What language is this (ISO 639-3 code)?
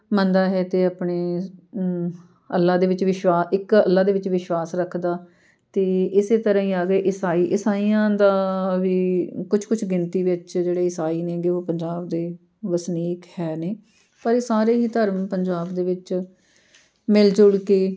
pan